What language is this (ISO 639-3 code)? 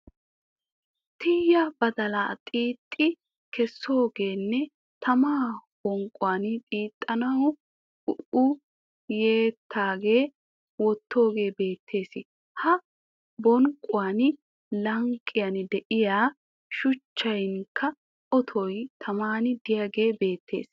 wal